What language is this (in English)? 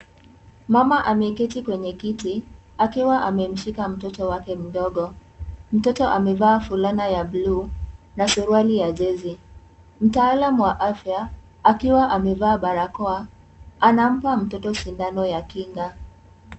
Swahili